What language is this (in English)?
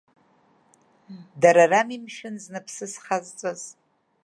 Abkhazian